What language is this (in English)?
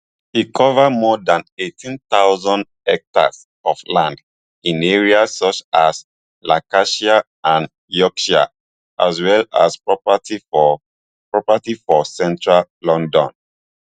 Nigerian Pidgin